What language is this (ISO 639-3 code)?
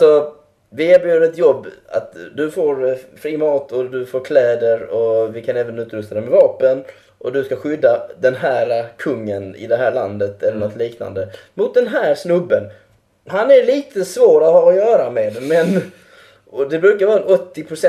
swe